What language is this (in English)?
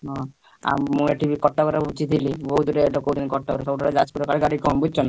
Odia